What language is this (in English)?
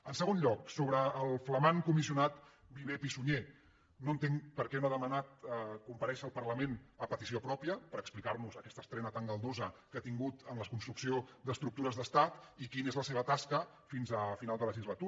Catalan